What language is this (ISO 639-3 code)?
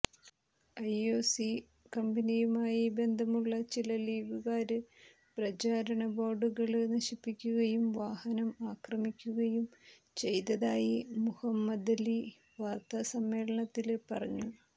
mal